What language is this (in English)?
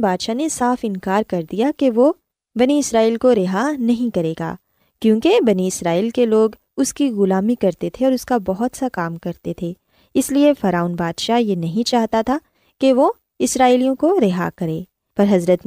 Urdu